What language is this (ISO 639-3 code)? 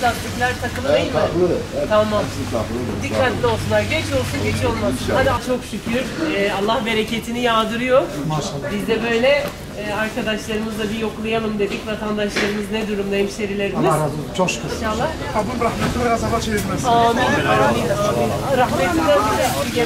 tur